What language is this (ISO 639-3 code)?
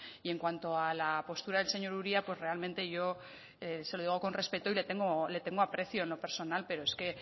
spa